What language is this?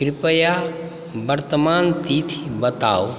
Maithili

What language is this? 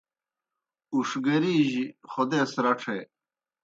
Kohistani Shina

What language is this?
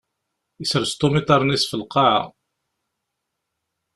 Kabyle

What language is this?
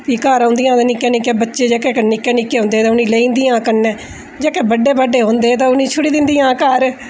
Dogri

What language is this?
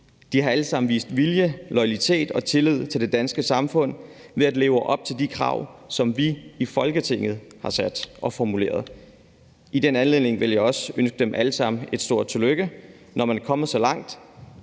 Danish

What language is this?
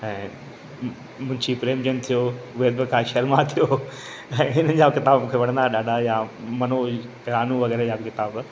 Sindhi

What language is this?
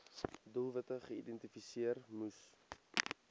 Afrikaans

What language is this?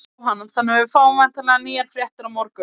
Icelandic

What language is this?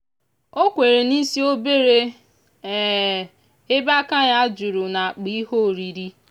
Igbo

